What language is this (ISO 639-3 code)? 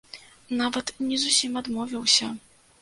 bel